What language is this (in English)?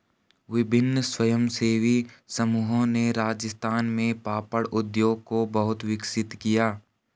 Hindi